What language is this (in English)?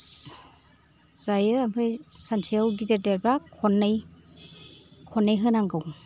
Bodo